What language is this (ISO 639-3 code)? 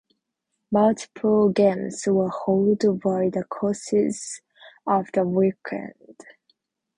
eng